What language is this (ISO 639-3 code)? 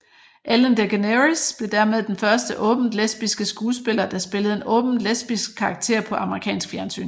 dan